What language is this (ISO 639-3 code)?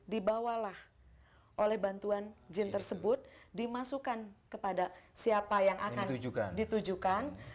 ind